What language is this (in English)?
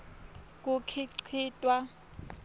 Swati